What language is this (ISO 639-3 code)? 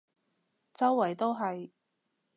yue